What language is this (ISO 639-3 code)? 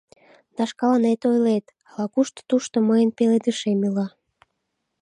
chm